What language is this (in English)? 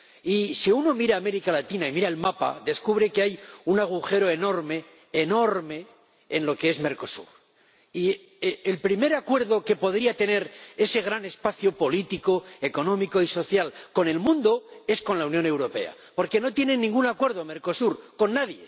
Spanish